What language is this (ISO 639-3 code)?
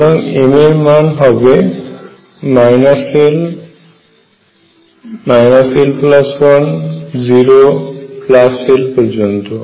ben